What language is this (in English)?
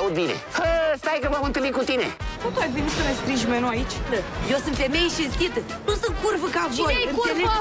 Romanian